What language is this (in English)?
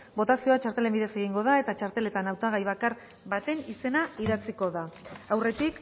Basque